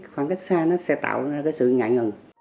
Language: Vietnamese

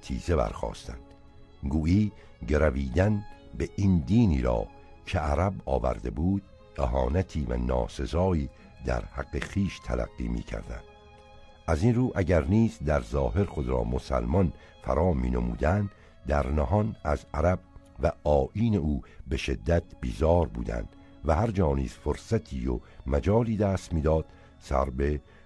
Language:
Persian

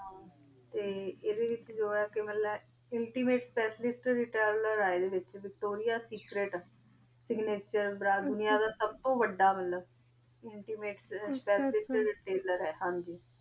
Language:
Punjabi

